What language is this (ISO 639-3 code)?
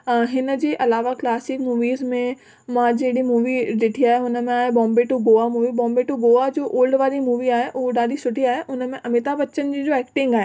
snd